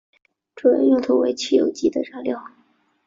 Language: Chinese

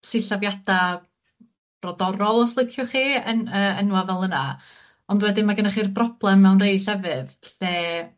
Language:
Welsh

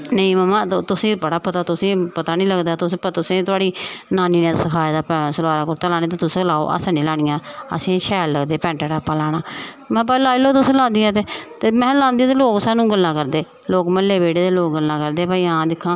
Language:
Dogri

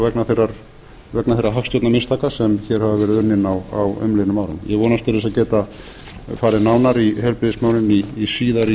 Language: Icelandic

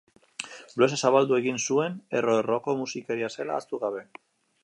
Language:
Basque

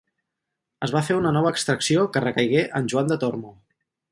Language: Catalan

